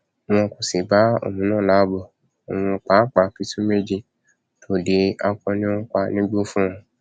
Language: Yoruba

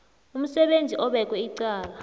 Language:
South Ndebele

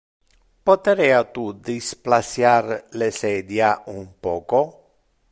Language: Interlingua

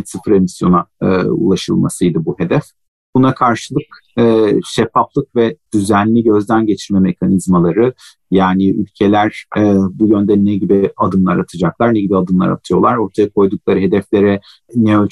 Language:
Turkish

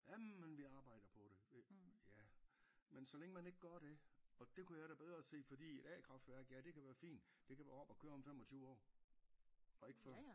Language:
Danish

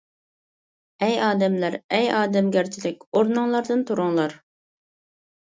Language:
Uyghur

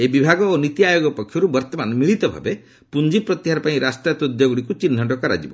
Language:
Odia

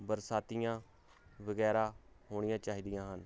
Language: Punjabi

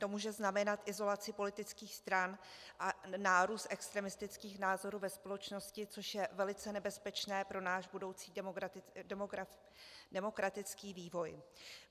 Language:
Czech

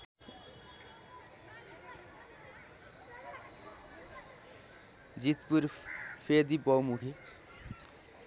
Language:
Nepali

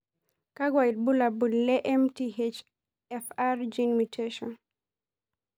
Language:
Masai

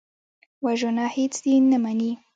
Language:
Pashto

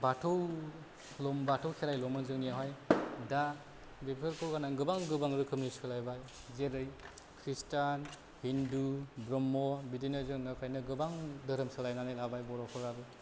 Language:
Bodo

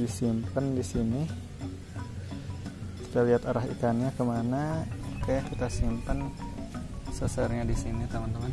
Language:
Indonesian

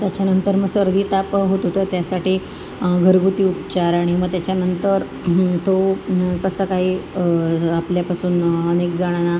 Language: Marathi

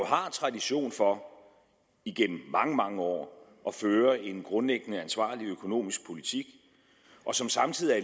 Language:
Danish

